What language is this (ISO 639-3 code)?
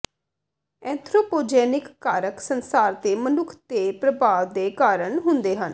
pan